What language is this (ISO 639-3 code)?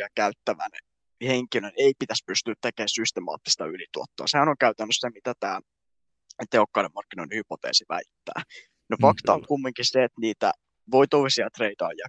fin